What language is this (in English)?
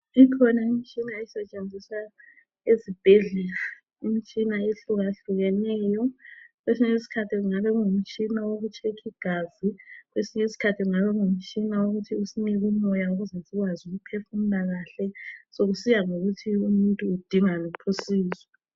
North Ndebele